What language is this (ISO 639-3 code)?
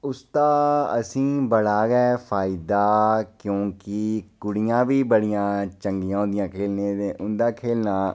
doi